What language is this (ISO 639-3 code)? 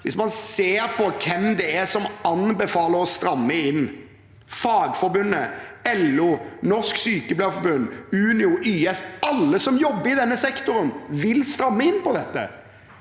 nor